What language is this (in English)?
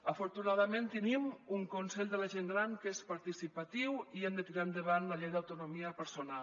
Catalan